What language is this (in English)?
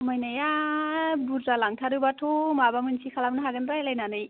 Bodo